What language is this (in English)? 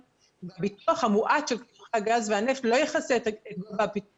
Hebrew